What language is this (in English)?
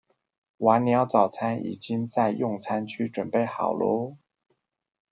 Chinese